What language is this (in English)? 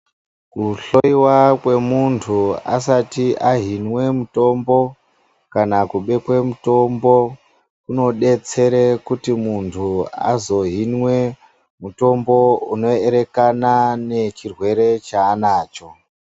Ndau